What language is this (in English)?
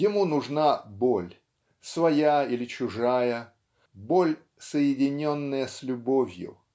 Russian